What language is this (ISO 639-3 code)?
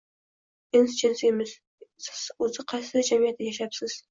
uzb